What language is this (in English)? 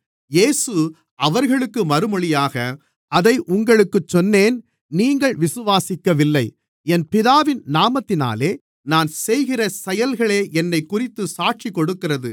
Tamil